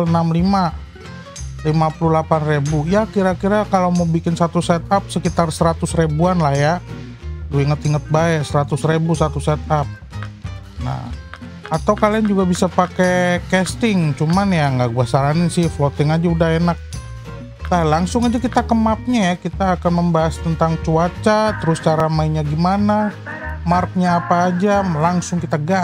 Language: Indonesian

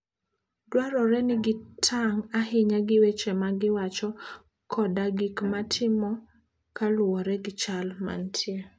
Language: Luo (Kenya and Tanzania)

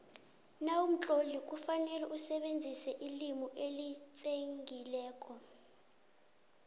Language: South Ndebele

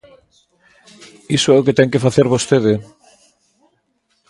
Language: Galician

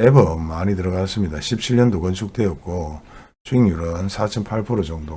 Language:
Korean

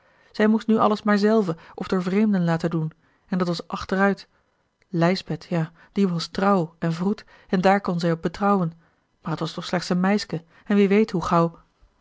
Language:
Dutch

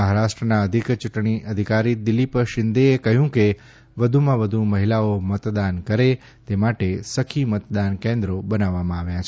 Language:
Gujarati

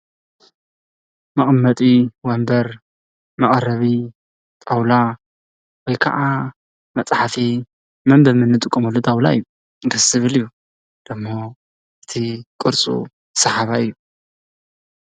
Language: Tigrinya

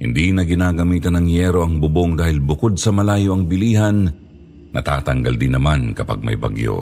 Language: Filipino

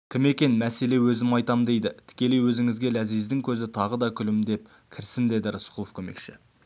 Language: Kazakh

